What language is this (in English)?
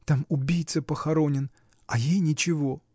Russian